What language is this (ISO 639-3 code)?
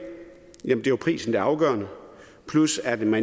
dan